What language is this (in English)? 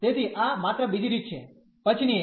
Gujarati